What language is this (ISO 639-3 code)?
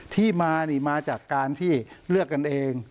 tha